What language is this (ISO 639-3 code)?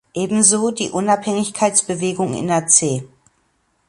deu